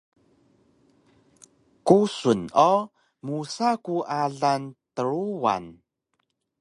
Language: Taroko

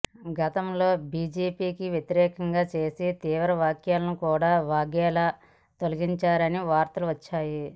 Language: Telugu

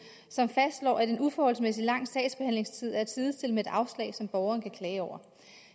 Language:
Danish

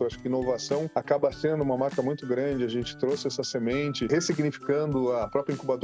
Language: Portuguese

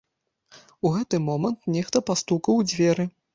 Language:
Belarusian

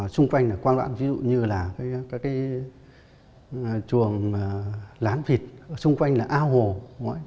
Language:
Vietnamese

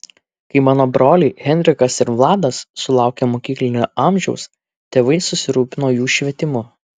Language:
Lithuanian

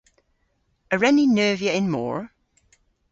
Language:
Cornish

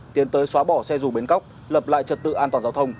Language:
Vietnamese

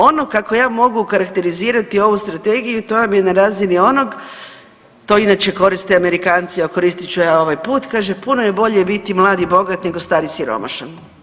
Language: Croatian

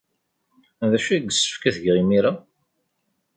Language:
Kabyle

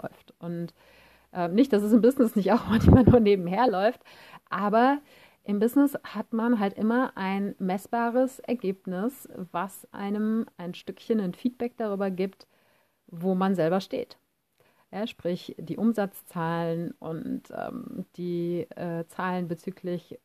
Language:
German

